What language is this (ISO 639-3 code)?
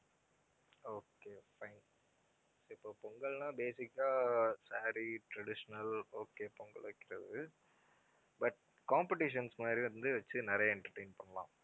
tam